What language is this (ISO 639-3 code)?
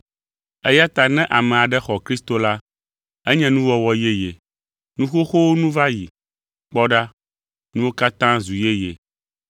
ewe